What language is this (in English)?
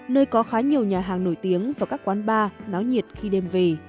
Vietnamese